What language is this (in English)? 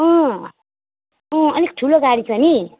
Nepali